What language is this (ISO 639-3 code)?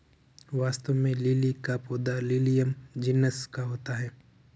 hin